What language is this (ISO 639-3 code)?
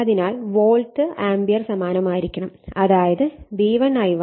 mal